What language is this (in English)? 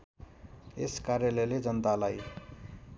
Nepali